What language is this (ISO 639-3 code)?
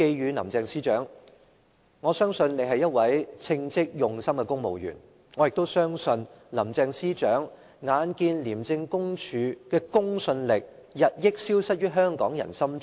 yue